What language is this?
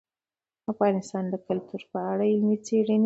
Pashto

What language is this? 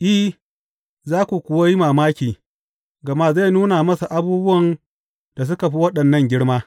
Hausa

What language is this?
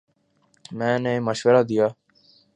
Urdu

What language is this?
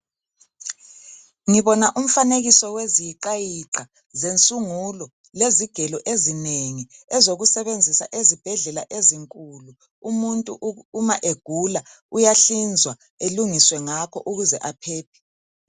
North Ndebele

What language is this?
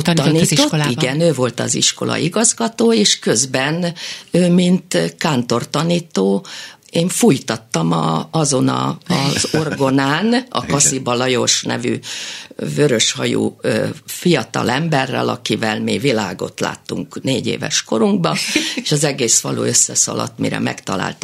Hungarian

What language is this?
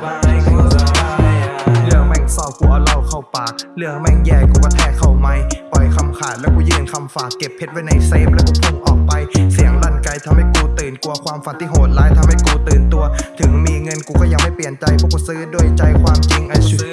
Thai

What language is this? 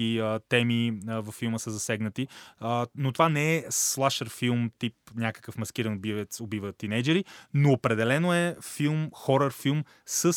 Bulgarian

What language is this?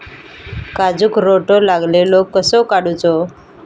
Marathi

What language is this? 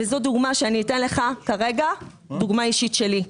Hebrew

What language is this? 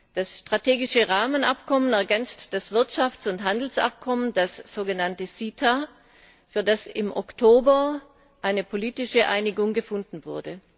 German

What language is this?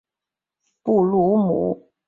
Chinese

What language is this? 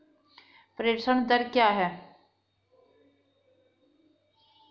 Hindi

